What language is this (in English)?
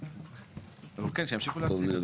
Hebrew